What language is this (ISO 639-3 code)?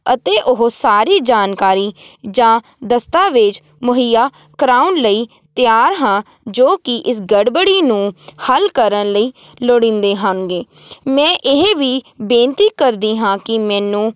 pan